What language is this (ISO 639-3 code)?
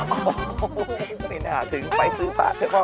tha